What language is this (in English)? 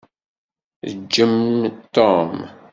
Kabyle